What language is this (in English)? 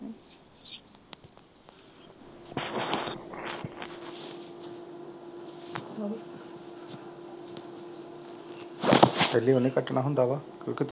Punjabi